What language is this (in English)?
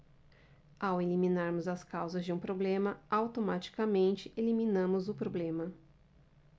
Portuguese